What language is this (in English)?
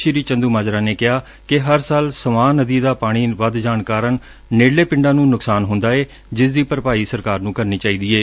Punjabi